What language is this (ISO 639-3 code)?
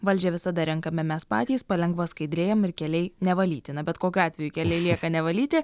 lit